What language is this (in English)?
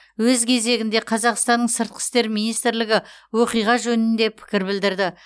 Kazakh